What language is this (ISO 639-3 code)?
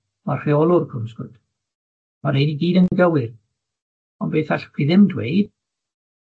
cym